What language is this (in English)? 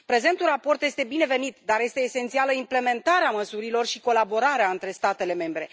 Romanian